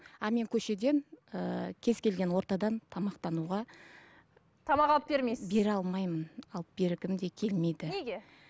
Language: Kazakh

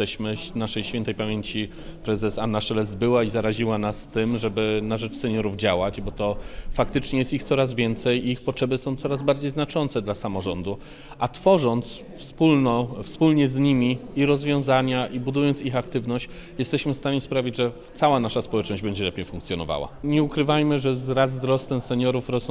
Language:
Polish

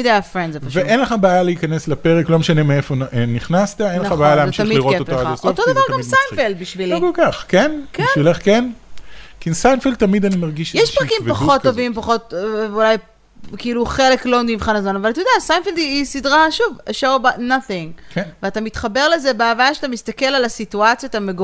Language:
Hebrew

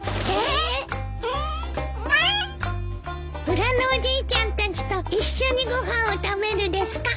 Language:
Japanese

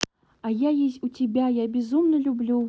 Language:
Russian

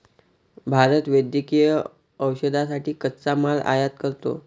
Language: Marathi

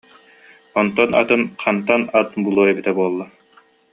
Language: Yakut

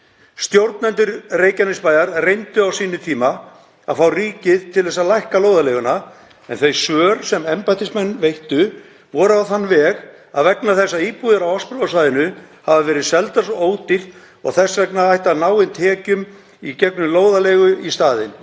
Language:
Icelandic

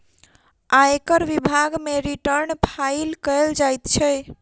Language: Maithili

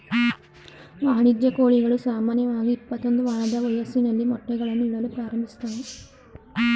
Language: Kannada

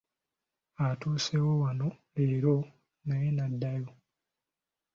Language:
Ganda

